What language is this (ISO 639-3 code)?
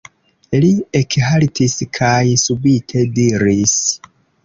epo